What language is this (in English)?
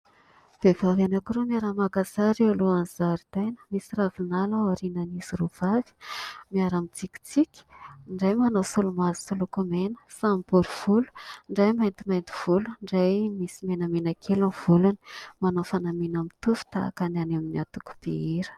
Malagasy